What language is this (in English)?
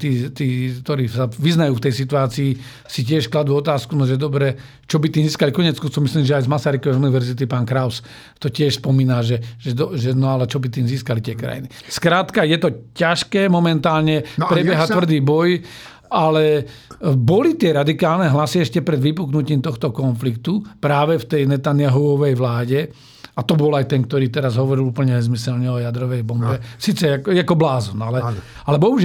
Slovak